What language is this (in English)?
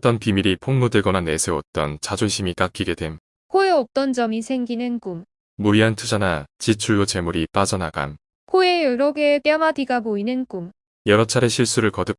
Korean